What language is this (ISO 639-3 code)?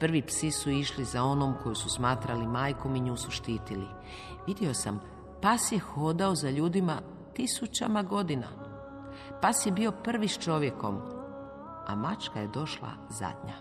hrv